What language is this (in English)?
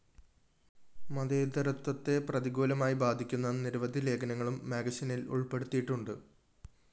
Malayalam